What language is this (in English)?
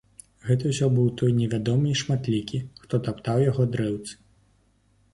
Belarusian